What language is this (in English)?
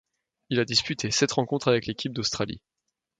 French